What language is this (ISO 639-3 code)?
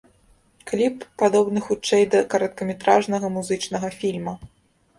bel